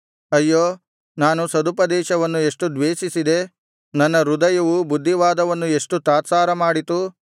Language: Kannada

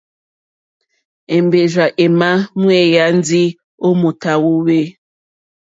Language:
Mokpwe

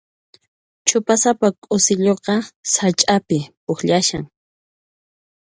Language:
Puno Quechua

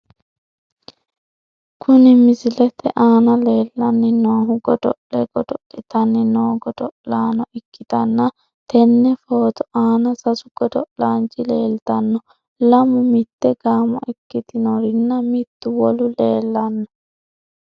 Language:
Sidamo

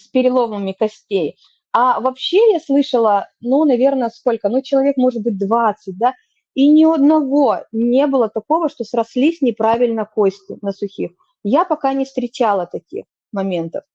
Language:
Russian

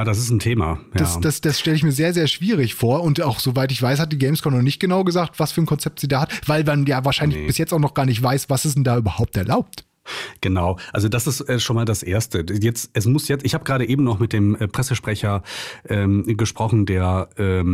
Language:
German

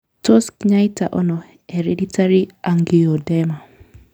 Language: Kalenjin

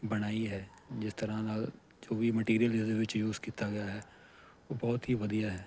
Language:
Punjabi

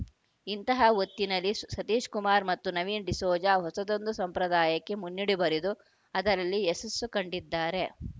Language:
Kannada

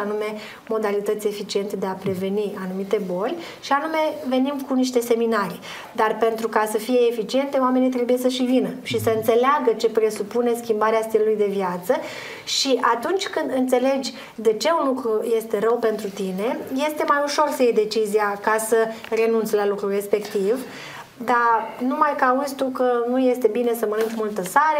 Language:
Romanian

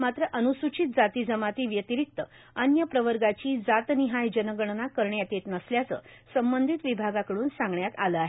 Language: Marathi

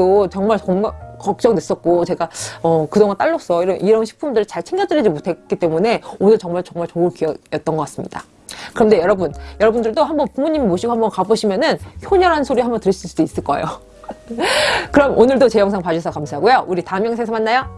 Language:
Korean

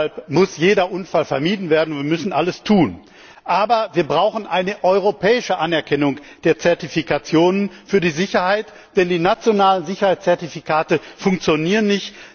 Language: German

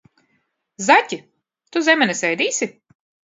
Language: Latvian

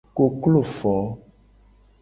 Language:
Gen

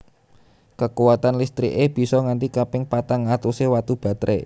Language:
Javanese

